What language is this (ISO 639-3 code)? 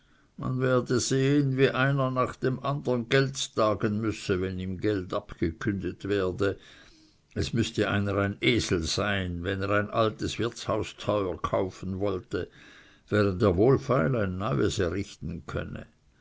deu